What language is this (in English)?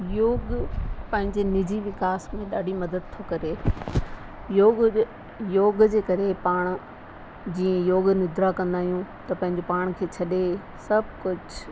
Sindhi